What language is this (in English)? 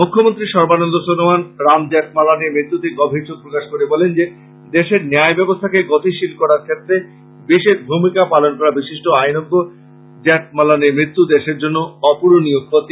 Bangla